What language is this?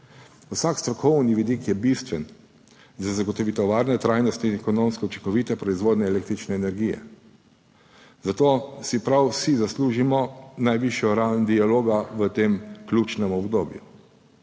Slovenian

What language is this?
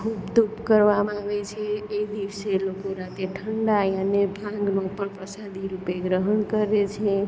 Gujarati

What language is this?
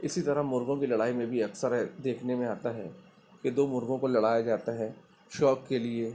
Urdu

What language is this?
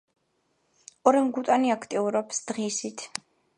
Georgian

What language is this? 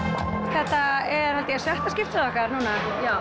Icelandic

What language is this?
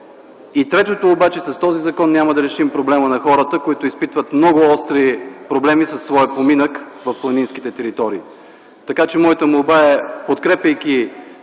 Bulgarian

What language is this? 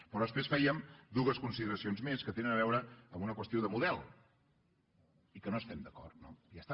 Catalan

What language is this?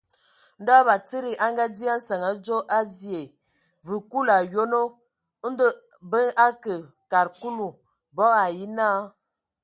Ewondo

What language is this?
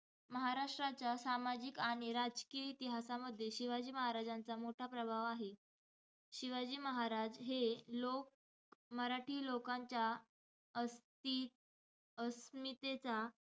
Marathi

